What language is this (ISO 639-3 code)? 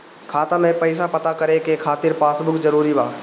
bho